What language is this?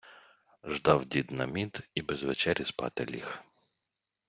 Ukrainian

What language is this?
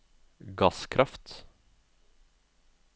Norwegian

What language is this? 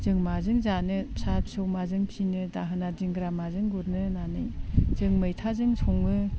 Bodo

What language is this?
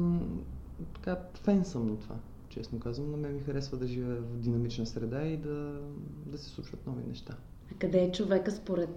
Bulgarian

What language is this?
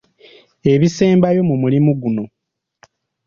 Ganda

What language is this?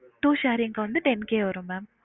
Tamil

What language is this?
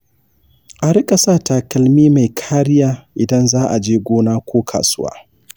Hausa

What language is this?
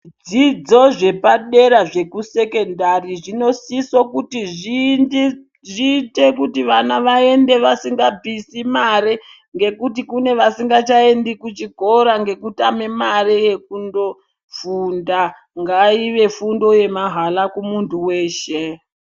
Ndau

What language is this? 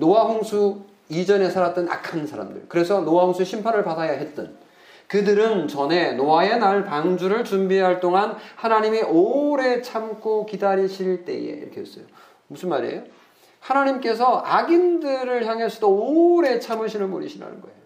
Korean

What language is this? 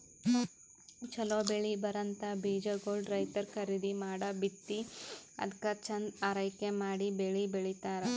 Kannada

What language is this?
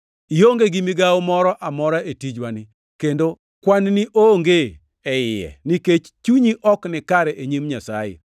Luo (Kenya and Tanzania)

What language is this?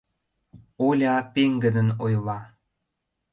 Mari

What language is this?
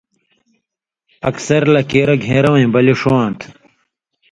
Indus Kohistani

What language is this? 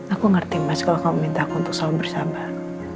Indonesian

